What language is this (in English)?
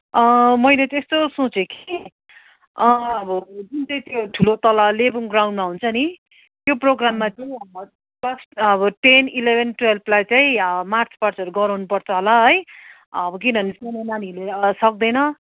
Nepali